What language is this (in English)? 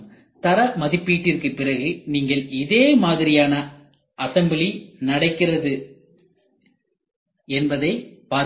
Tamil